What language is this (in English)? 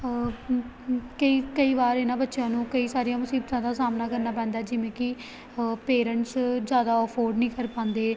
Punjabi